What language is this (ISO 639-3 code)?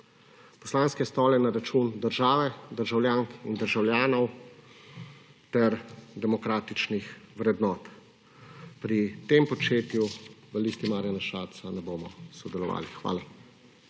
slv